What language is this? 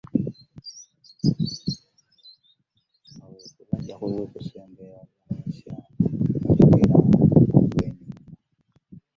Ganda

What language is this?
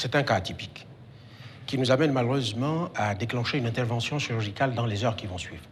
French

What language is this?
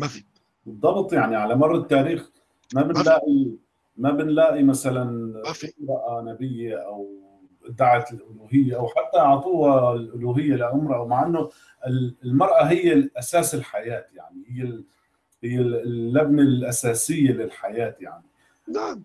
Arabic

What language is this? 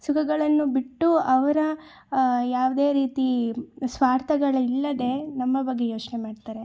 Kannada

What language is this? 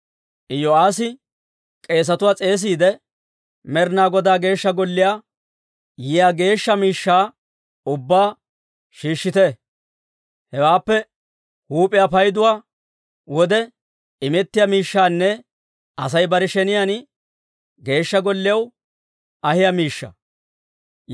Dawro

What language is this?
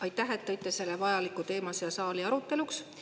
Estonian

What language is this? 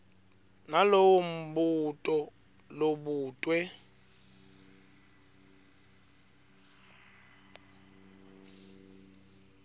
Swati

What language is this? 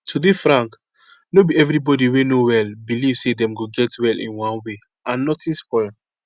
Nigerian Pidgin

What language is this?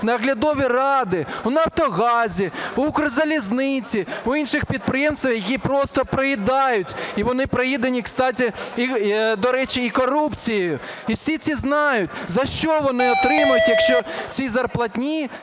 Ukrainian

